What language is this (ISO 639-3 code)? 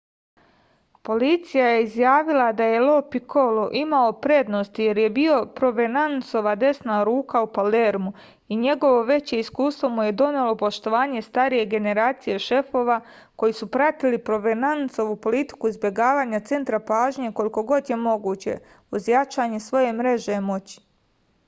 srp